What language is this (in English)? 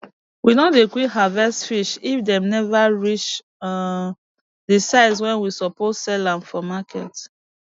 Nigerian Pidgin